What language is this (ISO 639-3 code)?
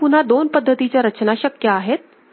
mar